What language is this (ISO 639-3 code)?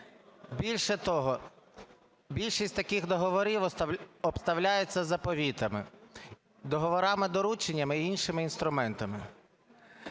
ukr